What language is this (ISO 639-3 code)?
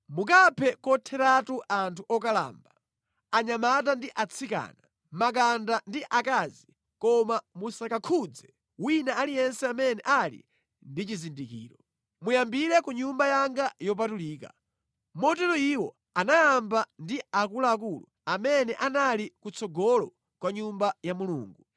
nya